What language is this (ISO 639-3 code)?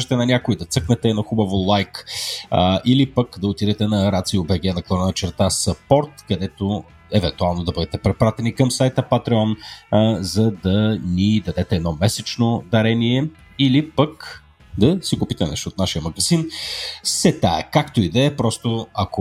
bul